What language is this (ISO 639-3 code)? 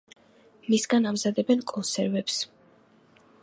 kat